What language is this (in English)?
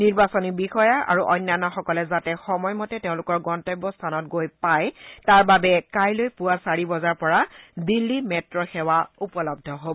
Assamese